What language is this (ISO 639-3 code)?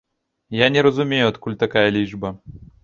bel